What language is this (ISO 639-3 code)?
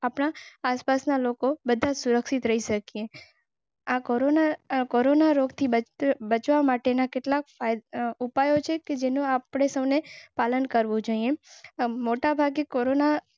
guj